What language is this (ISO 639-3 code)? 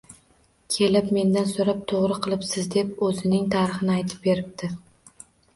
uzb